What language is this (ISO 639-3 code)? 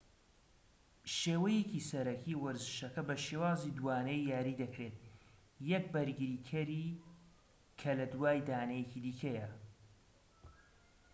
ckb